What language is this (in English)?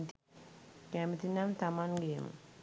Sinhala